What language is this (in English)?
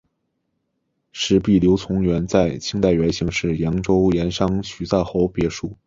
Chinese